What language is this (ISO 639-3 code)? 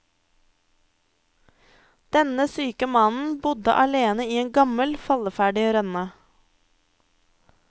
nor